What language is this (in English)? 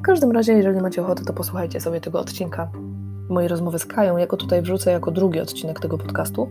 Polish